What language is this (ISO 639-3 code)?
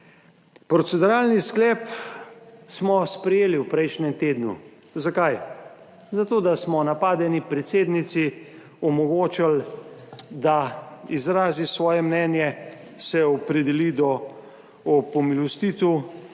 slv